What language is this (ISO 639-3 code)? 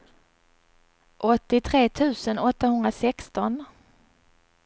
swe